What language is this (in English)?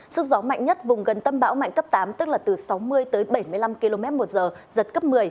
Vietnamese